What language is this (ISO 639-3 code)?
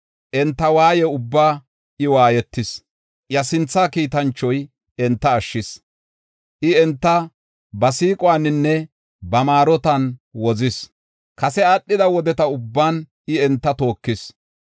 gof